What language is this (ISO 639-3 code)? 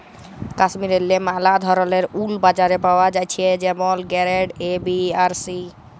ben